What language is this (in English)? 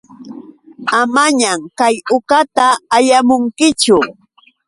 Yauyos Quechua